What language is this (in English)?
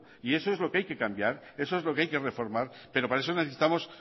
Spanish